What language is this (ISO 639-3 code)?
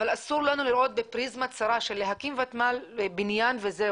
heb